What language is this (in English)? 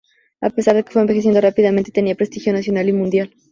Spanish